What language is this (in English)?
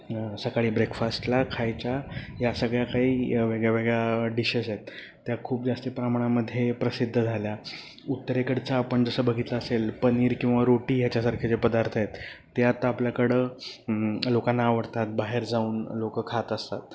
Marathi